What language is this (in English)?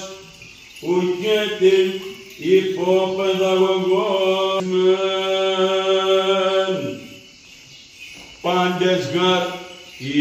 Greek